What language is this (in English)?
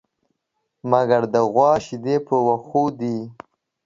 Pashto